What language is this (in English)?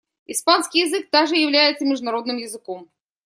Russian